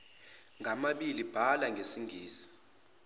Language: Zulu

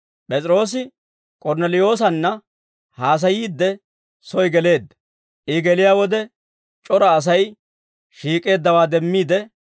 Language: Dawro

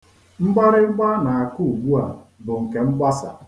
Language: Igbo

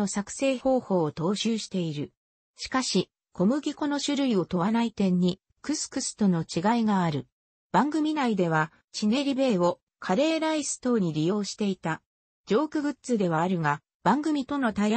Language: Japanese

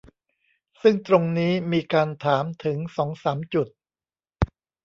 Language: Thai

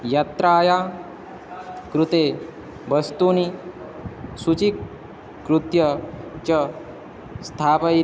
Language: Sanskrit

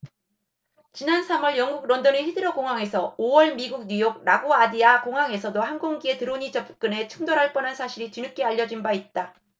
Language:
Korean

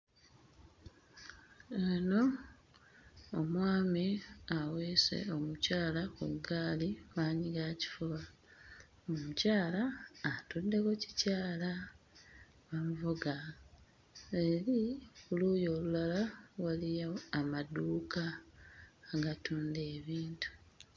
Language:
Ganda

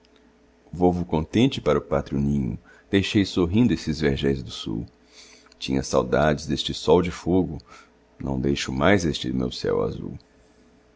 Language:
Portuguese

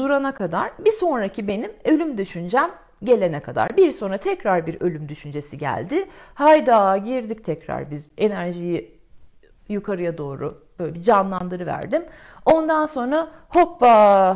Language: Turkish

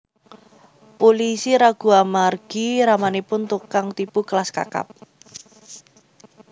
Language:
Javanese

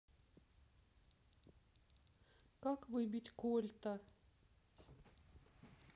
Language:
Russian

